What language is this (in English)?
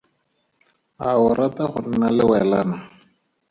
Tswana